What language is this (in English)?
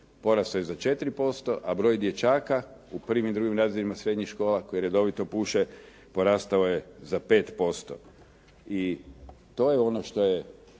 Croatian